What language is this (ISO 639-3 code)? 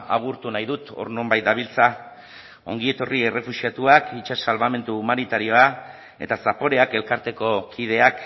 eus